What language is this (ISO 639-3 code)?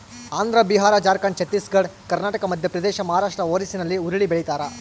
kan